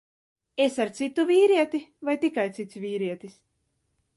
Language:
Latvian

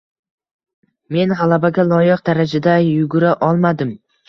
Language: Uzbek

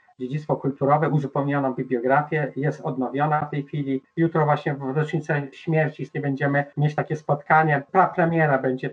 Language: Polish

